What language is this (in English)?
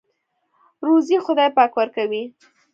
Pashto